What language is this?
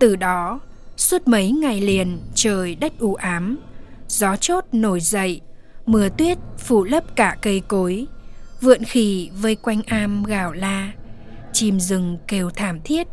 Vietnamese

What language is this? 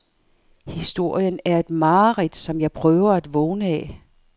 Danish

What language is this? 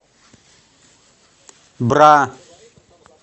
Russian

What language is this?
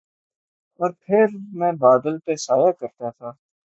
Urdu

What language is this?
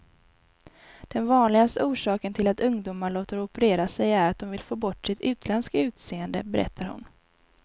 Swedish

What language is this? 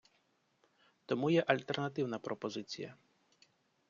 Ukrainian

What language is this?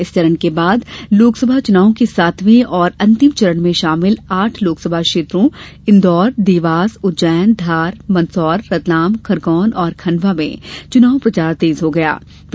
Hindi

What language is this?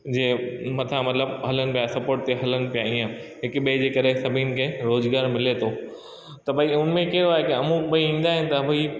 Sindhi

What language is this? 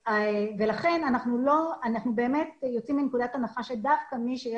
Hebrew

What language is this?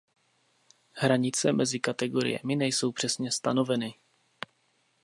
Czech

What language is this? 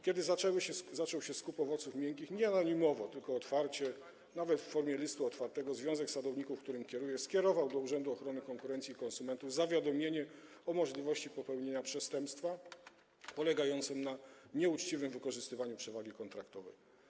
Polish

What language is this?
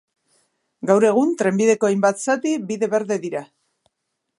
Basque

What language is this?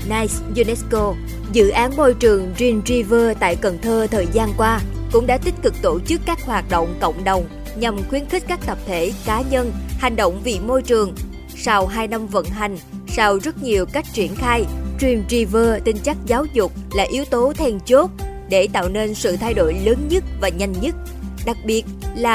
Vietnamese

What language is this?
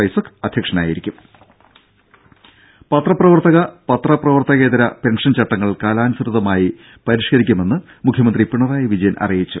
Malayalam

